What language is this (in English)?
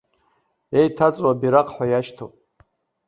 Abkhazian